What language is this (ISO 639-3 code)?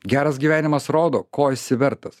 lit